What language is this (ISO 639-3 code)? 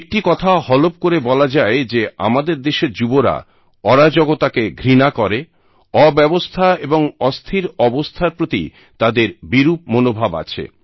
ben